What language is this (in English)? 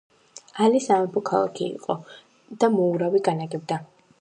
Georgian